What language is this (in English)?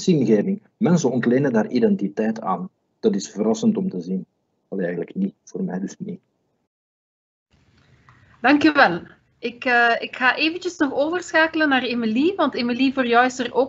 Dutch